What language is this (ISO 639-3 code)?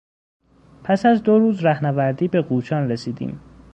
fas